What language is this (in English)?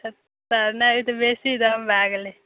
Maithili